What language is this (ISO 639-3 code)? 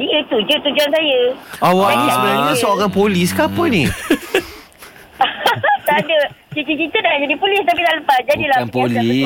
msa